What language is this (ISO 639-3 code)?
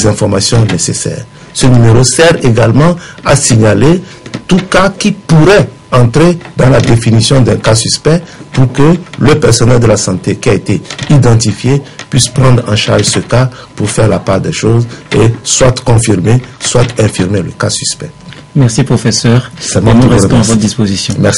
fra